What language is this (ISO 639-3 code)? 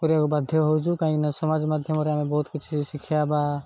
ori